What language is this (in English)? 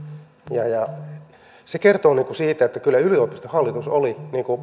Finnish